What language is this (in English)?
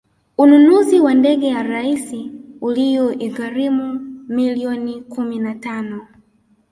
Swahili